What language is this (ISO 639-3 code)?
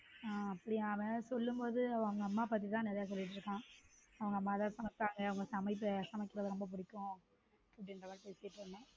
tam